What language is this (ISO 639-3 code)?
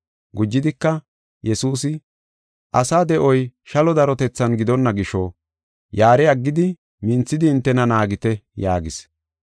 gof